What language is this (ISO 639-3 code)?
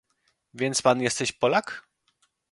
pol